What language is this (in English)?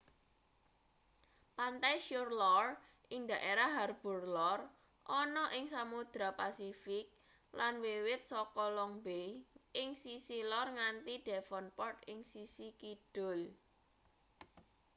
Javanese